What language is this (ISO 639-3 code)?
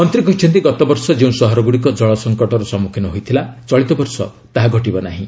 ori